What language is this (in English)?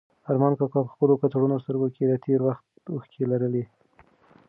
Pashto